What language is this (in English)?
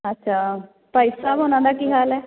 Punjabi